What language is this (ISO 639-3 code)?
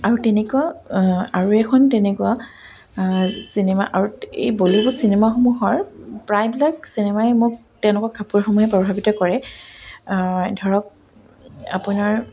asm